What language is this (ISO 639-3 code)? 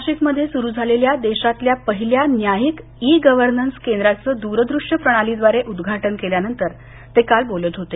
mar